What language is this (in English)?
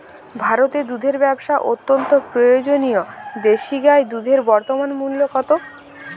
Bangla